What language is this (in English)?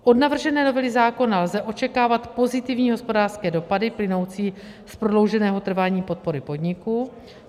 Czech